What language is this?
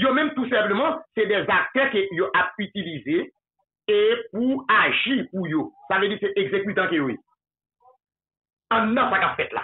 French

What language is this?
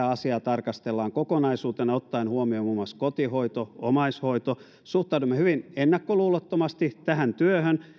Finnish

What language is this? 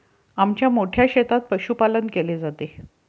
Marathi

